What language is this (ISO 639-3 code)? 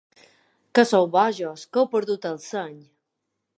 cat